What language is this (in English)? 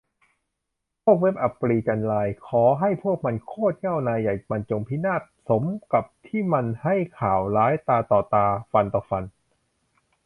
Thai